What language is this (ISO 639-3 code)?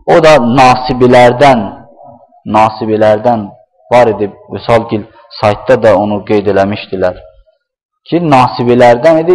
tur